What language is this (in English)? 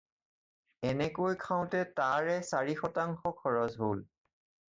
Assamese